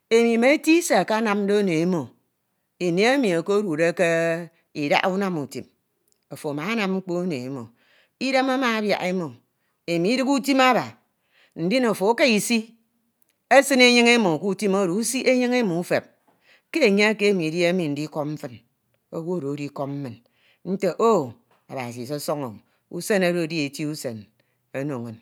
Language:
Ito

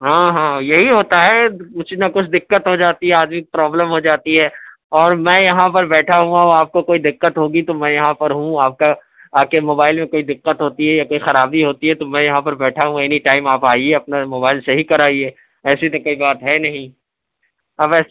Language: Urdu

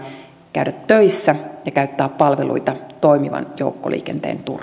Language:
Finnish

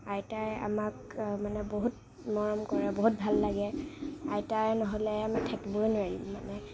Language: Assamese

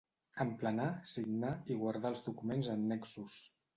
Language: Catalan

